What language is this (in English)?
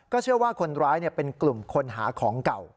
Thai